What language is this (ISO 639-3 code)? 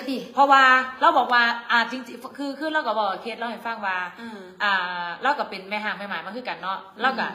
tha